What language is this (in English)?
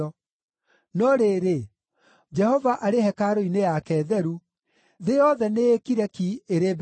Kikuyu